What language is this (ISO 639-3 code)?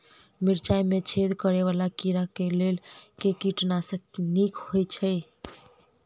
mai